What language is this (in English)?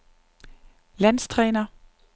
Danish